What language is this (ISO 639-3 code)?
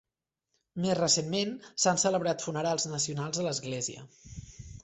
cat